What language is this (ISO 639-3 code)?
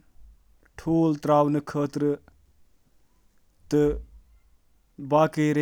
kas